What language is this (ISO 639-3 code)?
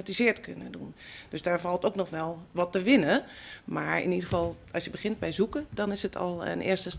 nld